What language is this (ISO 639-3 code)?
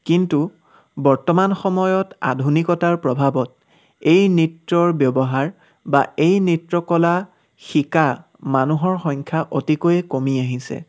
asm